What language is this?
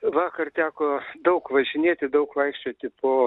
Lithuanian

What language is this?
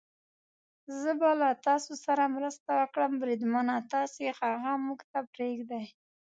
Pashto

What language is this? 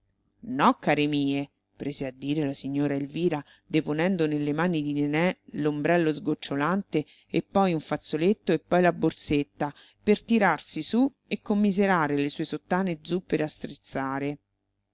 Italian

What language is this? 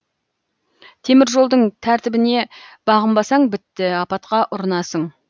Kazakh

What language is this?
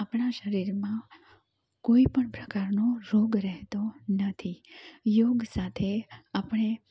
Gujarati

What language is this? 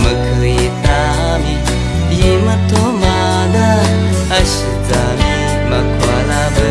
Vietnamese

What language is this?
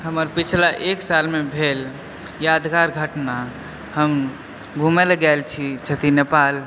Maithili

